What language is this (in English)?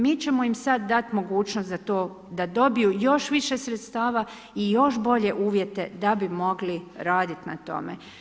Croatian